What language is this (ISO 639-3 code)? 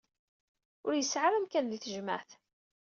kab